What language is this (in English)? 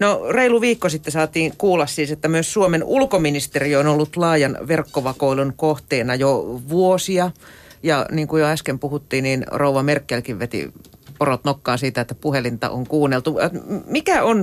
Finnish